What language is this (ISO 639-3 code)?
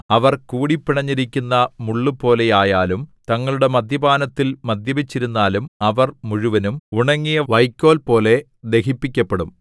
mal